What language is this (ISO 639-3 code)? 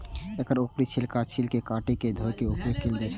mai